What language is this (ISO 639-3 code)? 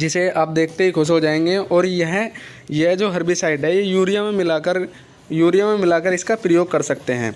hin